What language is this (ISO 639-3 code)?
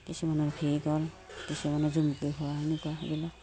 asm